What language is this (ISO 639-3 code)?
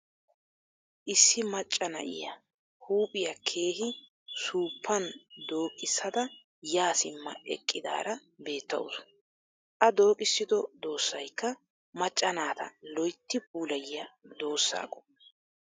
wal